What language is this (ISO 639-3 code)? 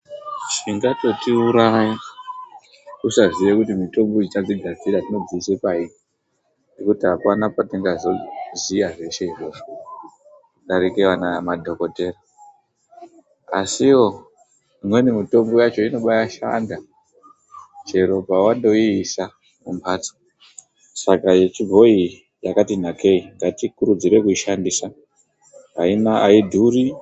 ndc